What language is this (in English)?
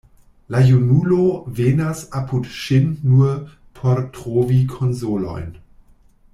Esperanto